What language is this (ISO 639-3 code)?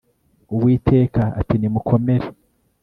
kin